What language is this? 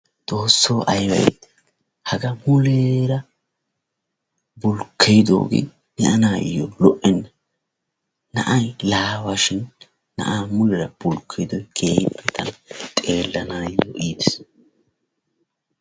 Wolaytta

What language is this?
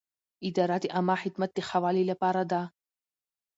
Pashto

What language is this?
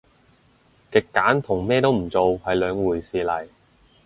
Cantonese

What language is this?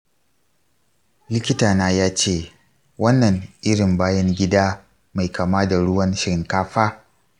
Hausa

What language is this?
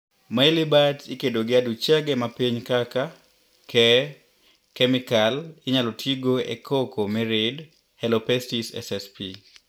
Luo (Kenya and Tanzania)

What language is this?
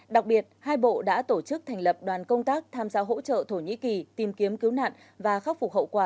Vietnamese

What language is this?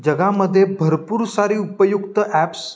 Marathi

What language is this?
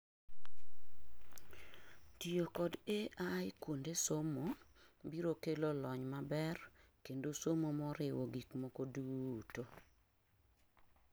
Luo (Kenya and Tanzania)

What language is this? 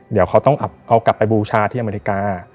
Thai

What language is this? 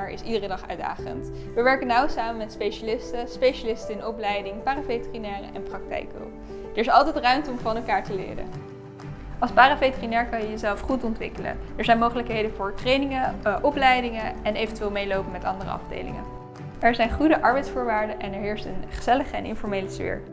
Dutch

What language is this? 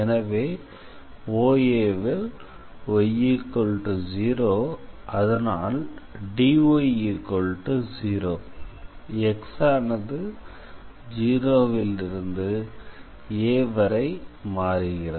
Tamil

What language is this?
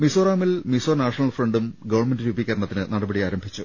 Malayalam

